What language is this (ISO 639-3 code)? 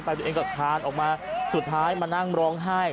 tha